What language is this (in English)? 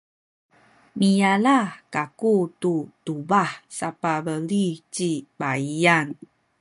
Sakizaya